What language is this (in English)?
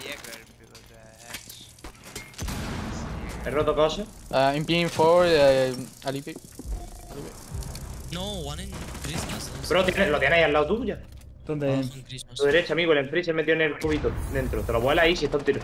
Spanish